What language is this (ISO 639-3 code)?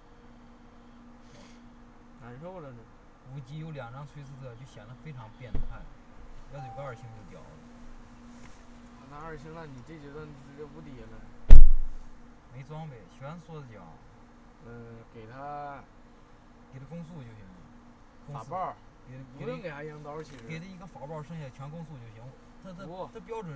zho